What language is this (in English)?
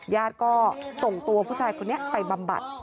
Thai